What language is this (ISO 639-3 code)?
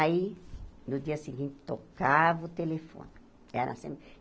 por